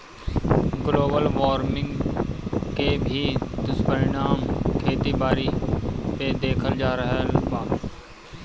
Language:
Bhojpuri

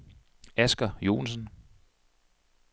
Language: Danish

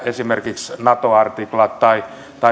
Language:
Finnish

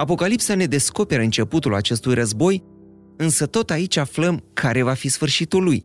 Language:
Romanian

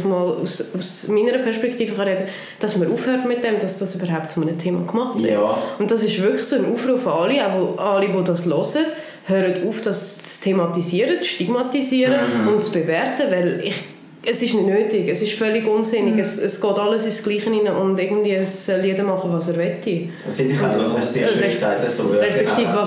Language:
German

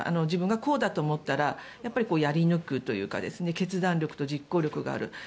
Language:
Japanese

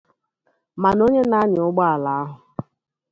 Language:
Igbo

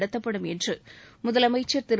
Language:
Tamil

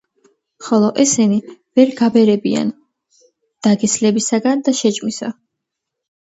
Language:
Georgian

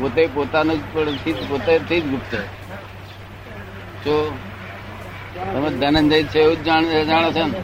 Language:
Gujarati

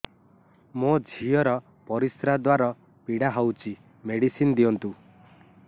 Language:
Odia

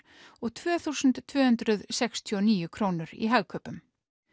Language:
Icelandic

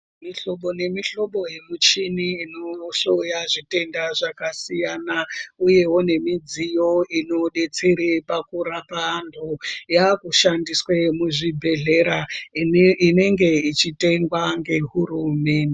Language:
Ndau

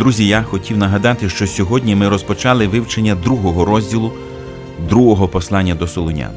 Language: Ukrainian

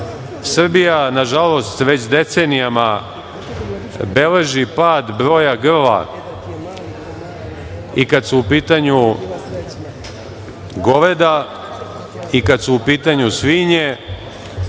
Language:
Serbian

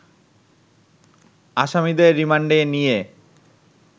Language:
Bangla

